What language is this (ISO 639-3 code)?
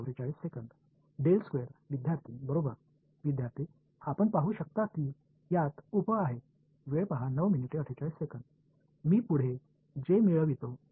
tam